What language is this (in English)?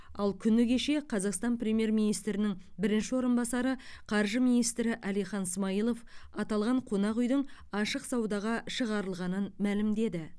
Kazakh